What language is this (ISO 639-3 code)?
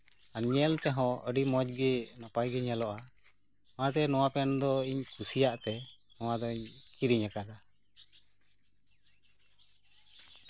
sat